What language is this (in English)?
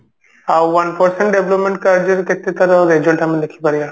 Odia